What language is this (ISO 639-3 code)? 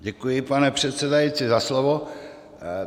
ces